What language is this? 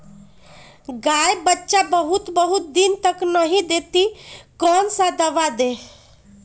Magahi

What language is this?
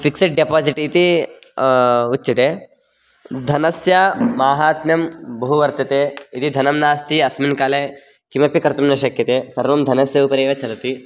Sanskrit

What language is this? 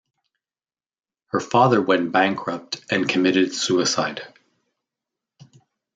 English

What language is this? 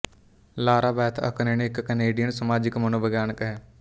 Punjabi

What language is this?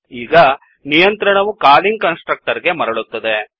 Kannada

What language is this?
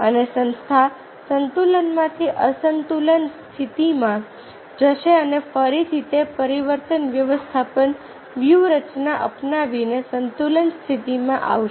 Gujarati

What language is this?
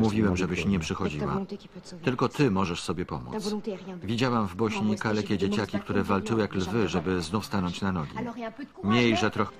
Polish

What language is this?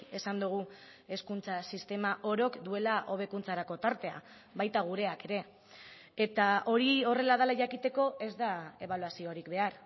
Basque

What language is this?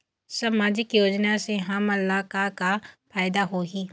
Chhattisgarhi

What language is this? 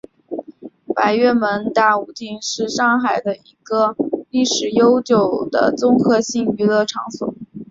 Chinese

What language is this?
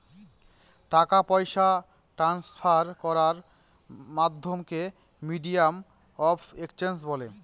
Bangla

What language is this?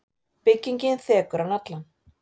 Icelandic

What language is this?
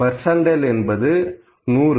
Tamil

